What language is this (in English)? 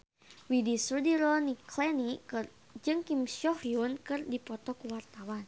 Sundanese